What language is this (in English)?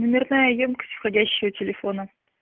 Russian